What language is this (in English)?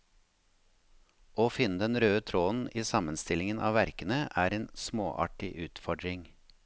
Norwegian